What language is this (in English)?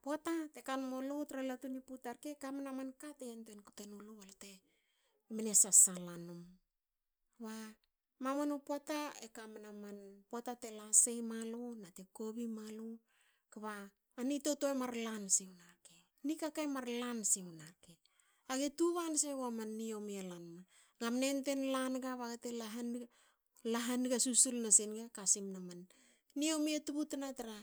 Hakö